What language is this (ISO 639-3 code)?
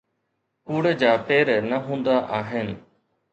snd